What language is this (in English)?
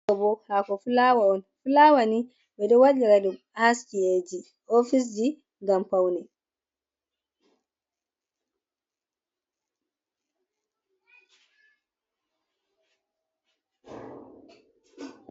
Fula